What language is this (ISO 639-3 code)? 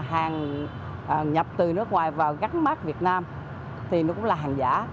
vie